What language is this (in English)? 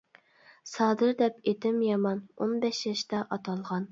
Uyghur